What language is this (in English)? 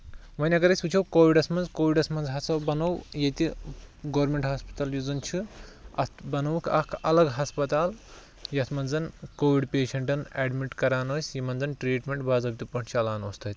Kashmiri